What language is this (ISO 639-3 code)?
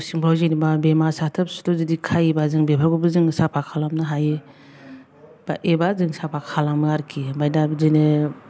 brx